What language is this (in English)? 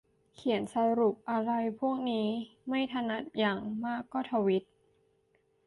Thai